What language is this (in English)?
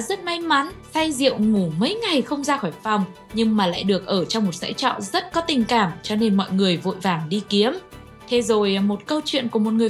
Vietnamese